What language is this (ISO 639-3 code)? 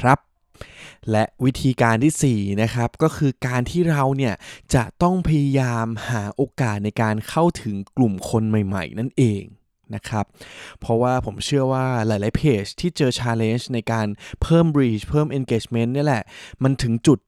tha